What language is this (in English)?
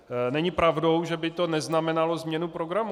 Czech